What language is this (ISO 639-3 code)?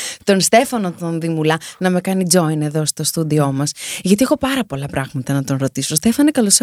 ell